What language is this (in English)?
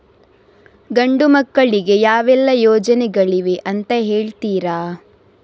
Kannada